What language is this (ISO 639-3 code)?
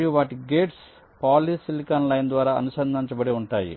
tel